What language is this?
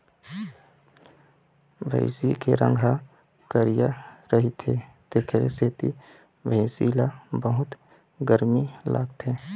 Chhattisgarhi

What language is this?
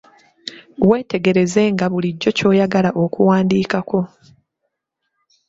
Ganda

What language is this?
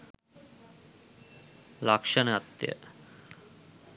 Sinhala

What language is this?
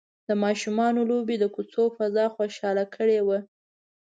Pashto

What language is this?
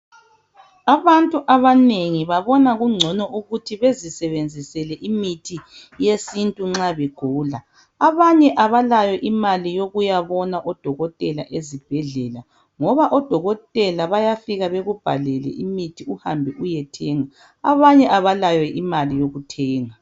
North Ndebele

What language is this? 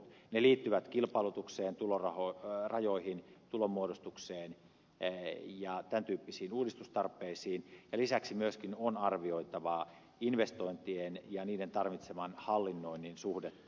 Finnish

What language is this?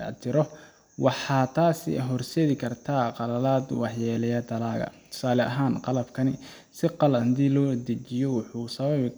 Somali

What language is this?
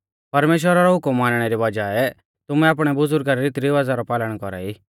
Mahasu Pahari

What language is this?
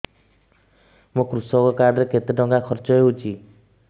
Odia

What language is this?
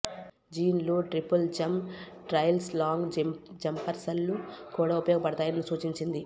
Telugu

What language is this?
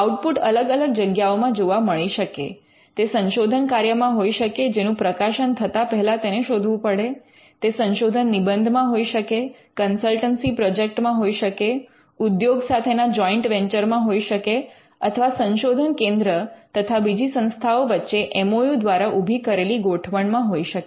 Gujarati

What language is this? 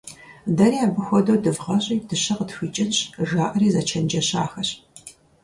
Kabardian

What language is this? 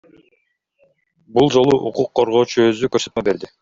Kyrgyz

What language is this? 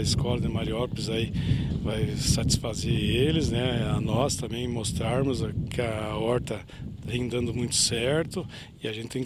Portuguese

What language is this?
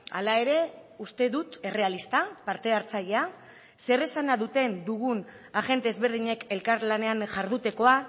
Basque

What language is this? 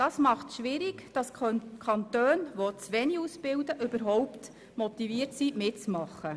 Swiss German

